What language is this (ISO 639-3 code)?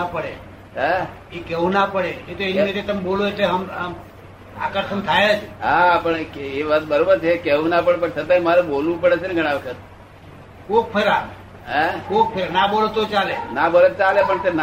guj